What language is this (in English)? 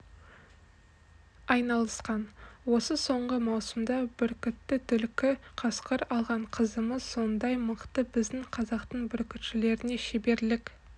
Kazakh